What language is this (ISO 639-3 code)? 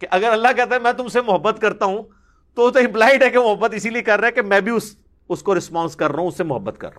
urd